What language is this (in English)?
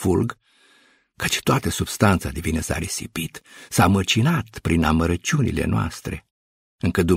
Romanian